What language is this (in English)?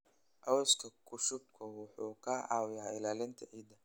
Somali